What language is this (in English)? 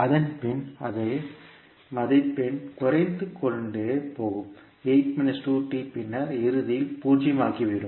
Tamil